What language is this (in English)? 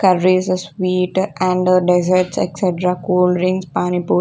English